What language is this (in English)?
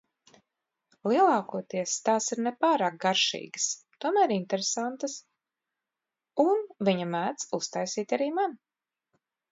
Latvian